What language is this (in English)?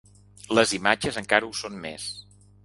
Catalan